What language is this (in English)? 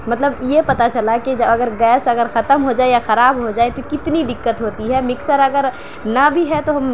Urdu